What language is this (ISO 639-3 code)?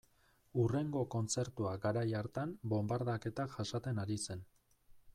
eus